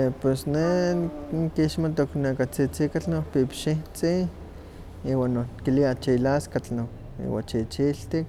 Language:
Huaxcaleca Nahuatl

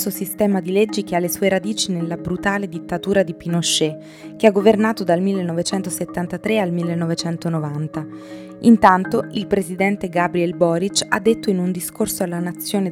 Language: Italian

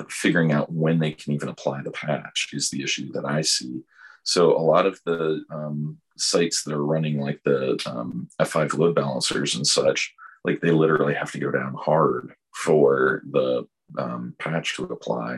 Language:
English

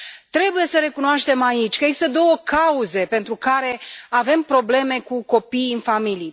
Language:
Romanian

